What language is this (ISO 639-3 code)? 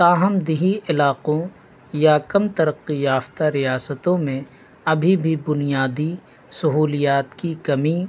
urd